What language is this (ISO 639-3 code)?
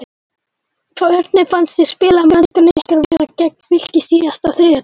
isl